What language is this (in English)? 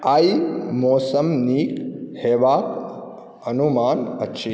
Maithili